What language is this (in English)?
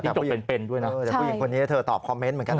Thai